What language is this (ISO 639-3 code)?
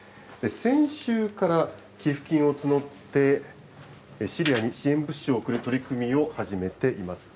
jpn